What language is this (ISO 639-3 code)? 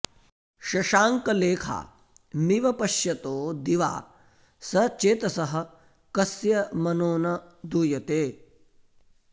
san